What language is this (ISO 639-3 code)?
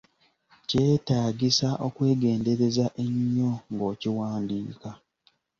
lug